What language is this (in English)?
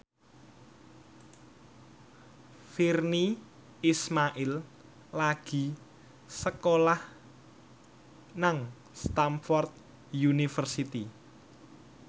Javanese